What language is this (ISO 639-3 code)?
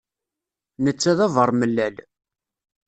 kab